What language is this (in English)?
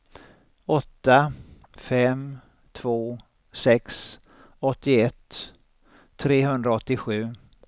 Swedish